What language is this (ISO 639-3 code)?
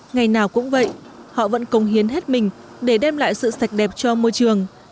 vie